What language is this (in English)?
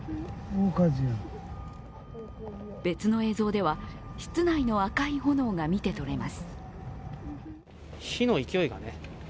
Japanese